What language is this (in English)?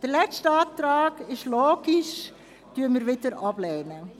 Swiss German